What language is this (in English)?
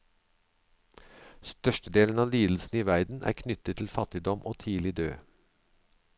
Norwegian